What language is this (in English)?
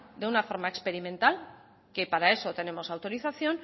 Spanish